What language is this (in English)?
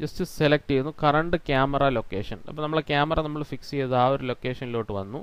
Hindi